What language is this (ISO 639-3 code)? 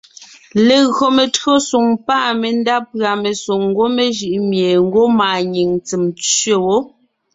nnh